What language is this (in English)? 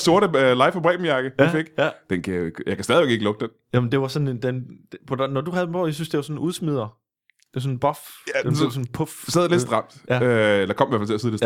Danish